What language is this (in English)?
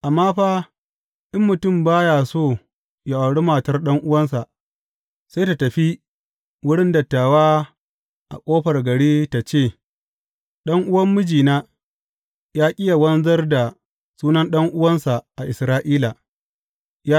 Hausa